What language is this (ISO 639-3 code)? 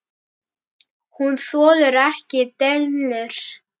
isl